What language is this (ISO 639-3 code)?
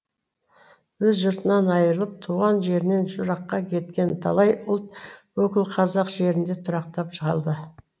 kaz